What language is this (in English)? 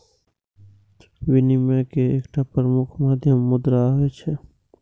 Maithili